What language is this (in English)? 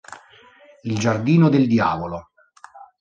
Italian